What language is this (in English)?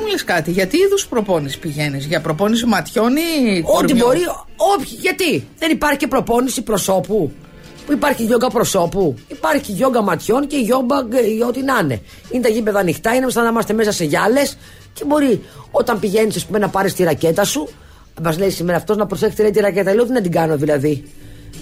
Greek